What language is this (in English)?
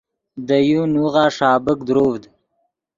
Yidgha